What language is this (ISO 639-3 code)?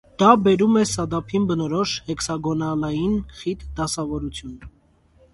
hye